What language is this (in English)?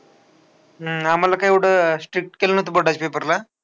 Marathi